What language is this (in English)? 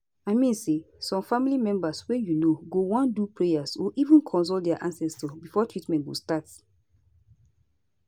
Nigerian Pidgin